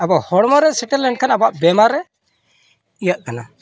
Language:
Santali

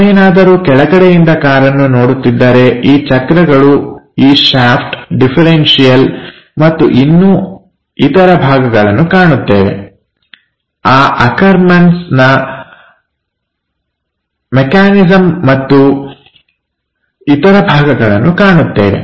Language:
Kannada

